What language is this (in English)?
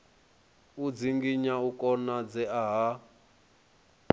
Venda